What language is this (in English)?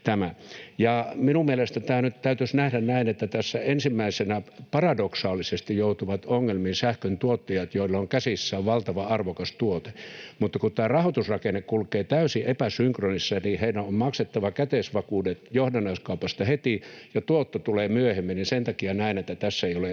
Finnish